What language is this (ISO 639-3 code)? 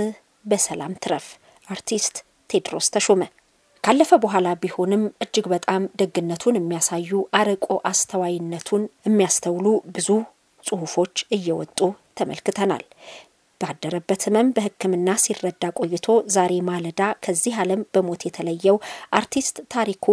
ara